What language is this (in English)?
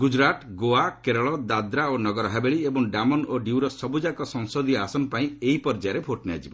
Odia